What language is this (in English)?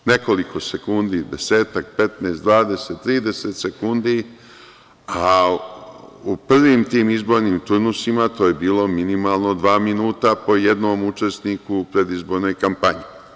Serbian